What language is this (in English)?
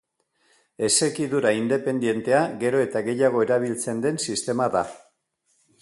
Basque